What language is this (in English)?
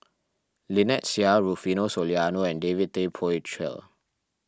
English